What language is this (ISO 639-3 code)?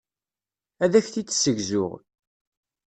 kab